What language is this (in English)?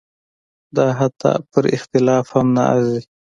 Pashto